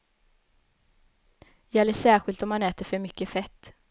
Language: Swedish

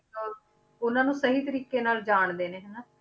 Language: Punjabi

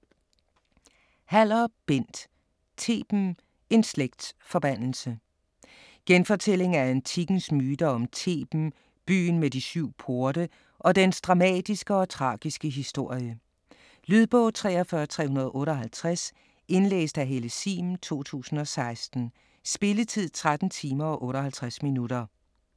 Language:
Danish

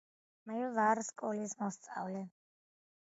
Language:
Georgian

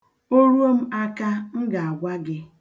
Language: Igbo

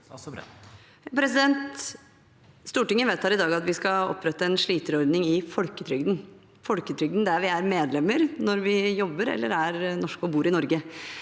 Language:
Norwegian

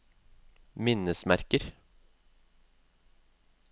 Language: Norwegian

